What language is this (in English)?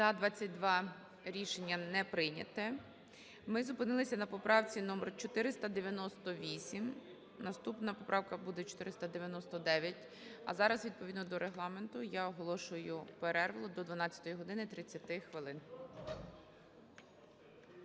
Ukrainian